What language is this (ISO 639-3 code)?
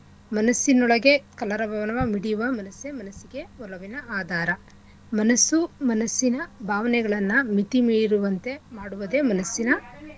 kan